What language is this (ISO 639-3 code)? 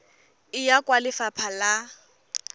tsn